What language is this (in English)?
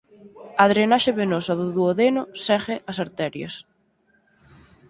Galician